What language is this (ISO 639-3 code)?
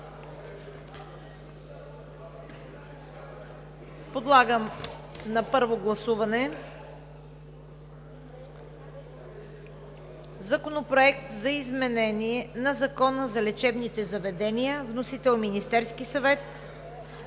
bul